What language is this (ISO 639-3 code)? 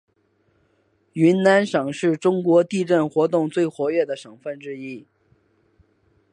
zho